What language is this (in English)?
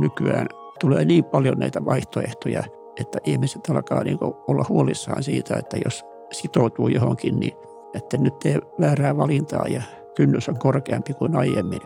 Finnish